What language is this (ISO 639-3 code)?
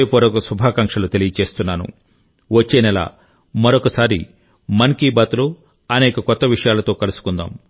tel